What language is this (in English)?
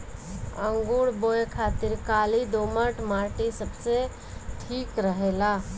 Bhojpuri